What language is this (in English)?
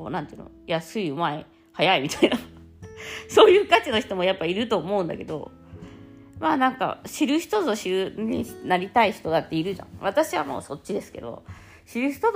Japanese